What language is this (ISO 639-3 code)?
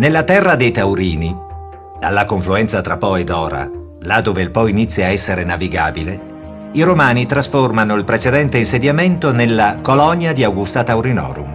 ita